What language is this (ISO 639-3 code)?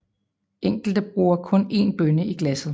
dan